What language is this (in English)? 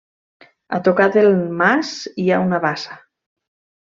Catalan